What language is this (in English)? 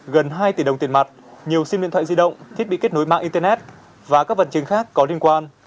Vietnamese